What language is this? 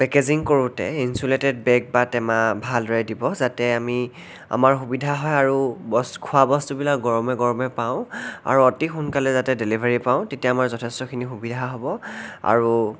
Assamese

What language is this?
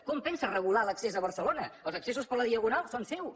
Catalan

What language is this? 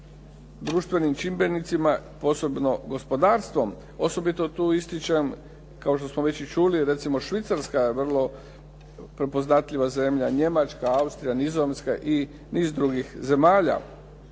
Croatian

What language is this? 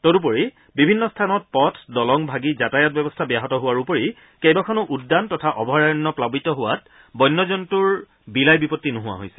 Assamese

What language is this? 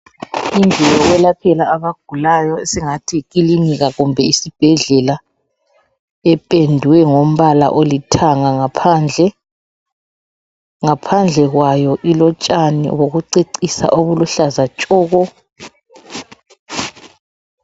North Ndebele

